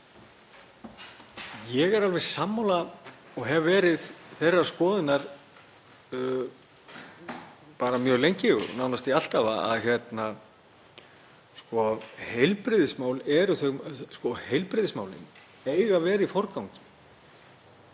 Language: Icelandic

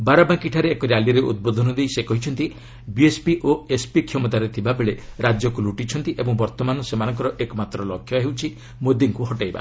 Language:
Odia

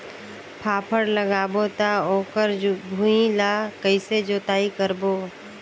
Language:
Chhattisgarhi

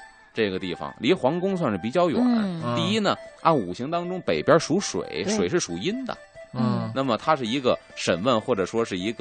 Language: Chinese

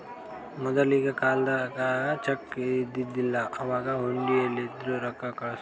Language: Kannada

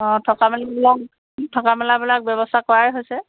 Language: Assamese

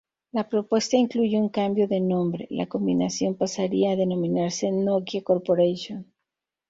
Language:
Spanish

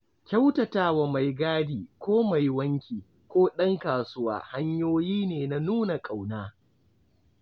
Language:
Hausa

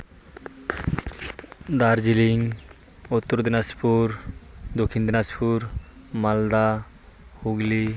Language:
Santali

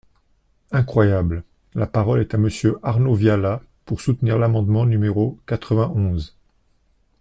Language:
French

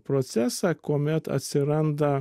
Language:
Lithuanian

